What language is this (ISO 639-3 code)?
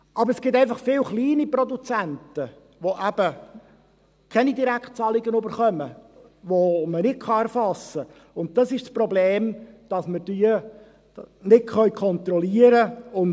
gsw